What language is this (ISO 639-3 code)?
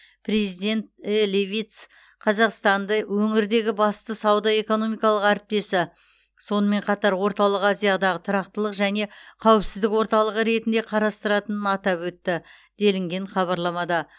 kaz